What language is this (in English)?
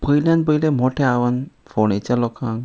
Konkani